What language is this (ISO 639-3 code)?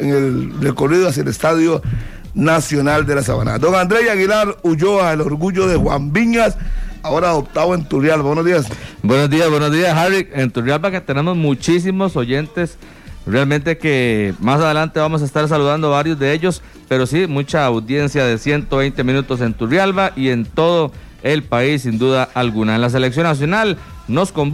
spa